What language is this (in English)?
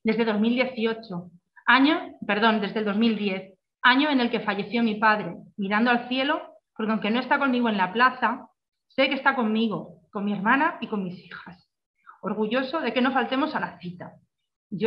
Spanish